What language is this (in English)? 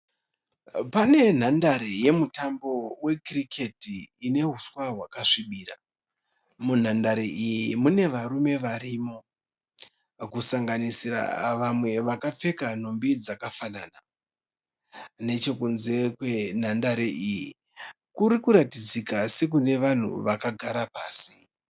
Shona